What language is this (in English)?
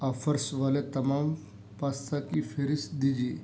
Urdu